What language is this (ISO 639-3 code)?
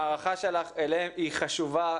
heb